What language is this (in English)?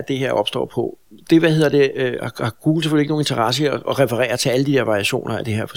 Danish